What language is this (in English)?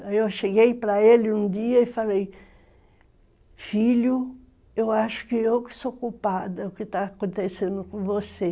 Portuguese